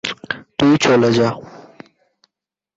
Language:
Bangla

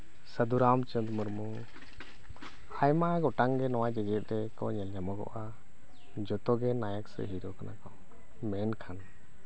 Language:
Santali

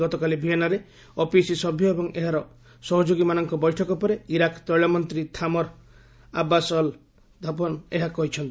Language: Odia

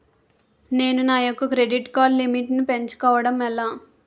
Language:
Telugu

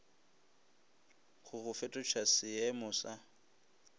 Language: Northern Sotho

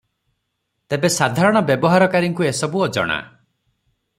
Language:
Odia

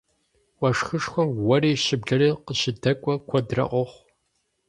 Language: Kabardian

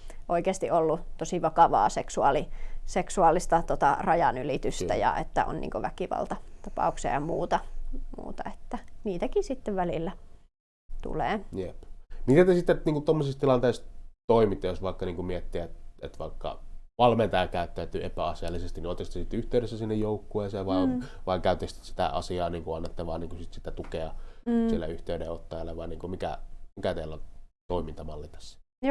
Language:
Finnish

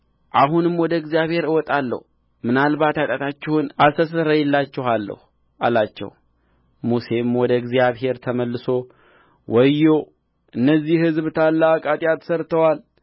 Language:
Amharic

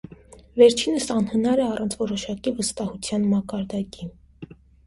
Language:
Armenian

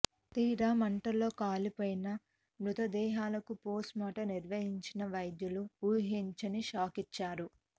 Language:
Telugu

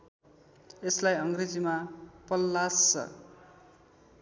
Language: Nepali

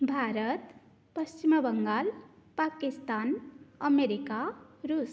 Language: Sanskrit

